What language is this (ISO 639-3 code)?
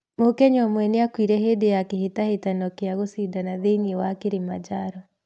kik